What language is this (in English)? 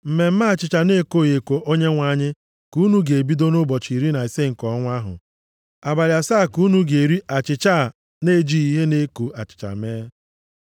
Igbo